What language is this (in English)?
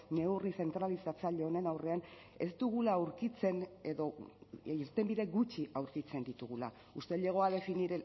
Basque